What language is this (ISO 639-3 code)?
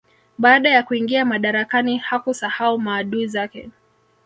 swa